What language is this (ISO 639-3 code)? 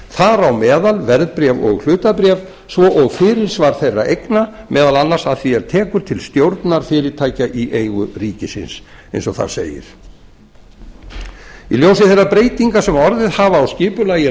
isl